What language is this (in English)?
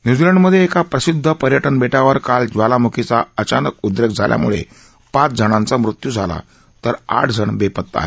Marathi